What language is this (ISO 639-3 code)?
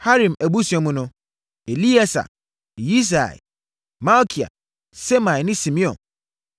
aka